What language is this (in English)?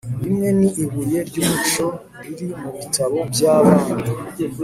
Kinyarwanda